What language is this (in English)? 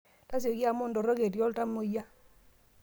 Masai